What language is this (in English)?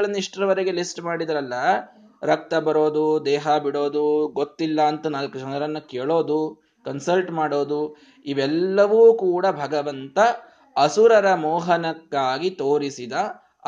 Kannada